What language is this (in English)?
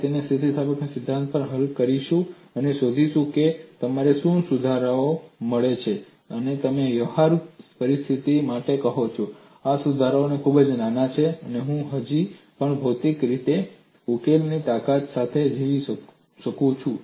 Gujarati